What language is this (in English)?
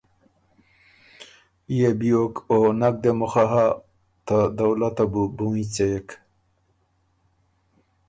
Ormuri